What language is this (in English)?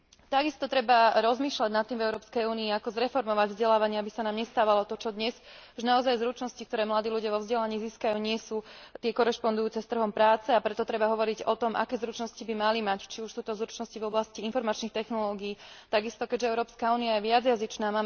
Slovak